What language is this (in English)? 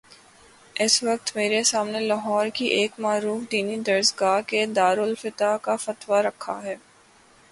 Urdu